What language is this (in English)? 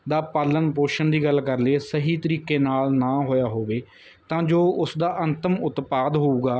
Punjabi